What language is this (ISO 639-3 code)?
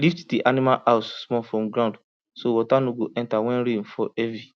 pcm